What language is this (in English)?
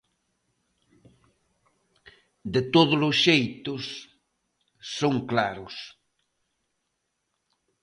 Galician